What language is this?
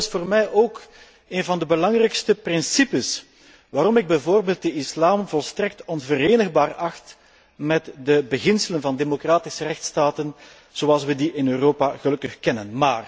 Dutch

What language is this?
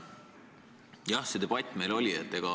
Estonian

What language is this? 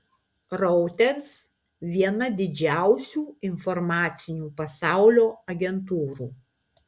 Lithuanian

